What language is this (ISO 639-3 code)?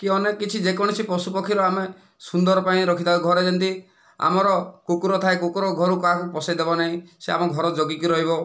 ori